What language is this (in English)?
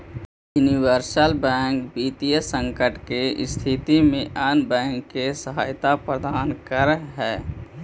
Magahi